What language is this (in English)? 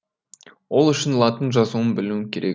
Kazakh